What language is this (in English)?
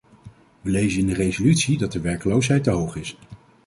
Dutch